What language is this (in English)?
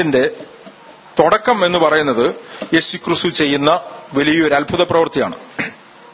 Malayalam